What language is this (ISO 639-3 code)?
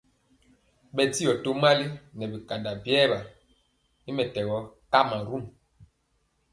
mcx